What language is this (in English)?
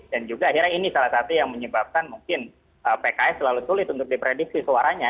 Indonesian